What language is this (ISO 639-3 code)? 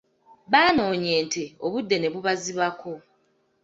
lug